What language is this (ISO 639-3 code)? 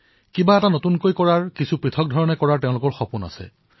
asm